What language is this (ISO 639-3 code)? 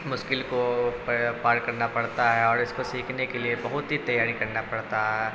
urd